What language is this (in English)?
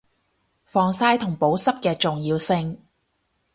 Cantonese